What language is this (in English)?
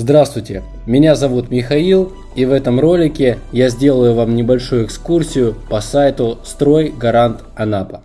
Russian